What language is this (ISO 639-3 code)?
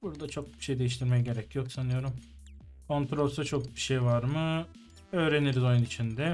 tur